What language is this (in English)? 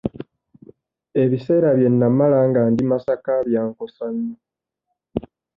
Ganda